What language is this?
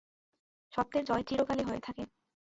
Bangla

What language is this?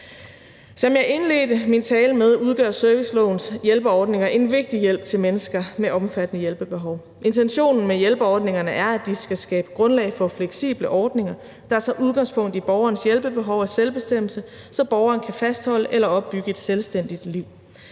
Danish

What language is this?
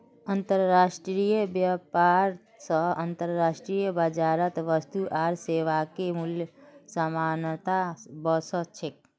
Magahi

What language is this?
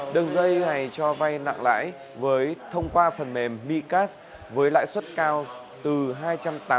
Vietnamese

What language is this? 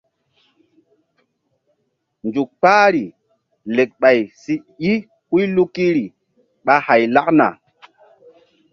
Mbum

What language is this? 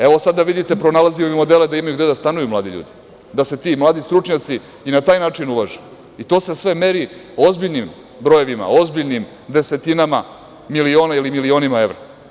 Serbian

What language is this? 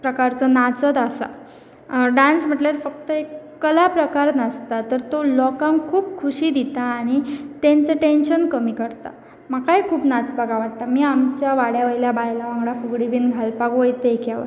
Konkani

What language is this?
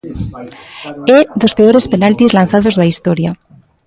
Galician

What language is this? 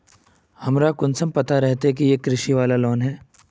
Magahi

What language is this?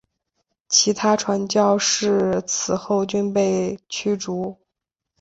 Chinese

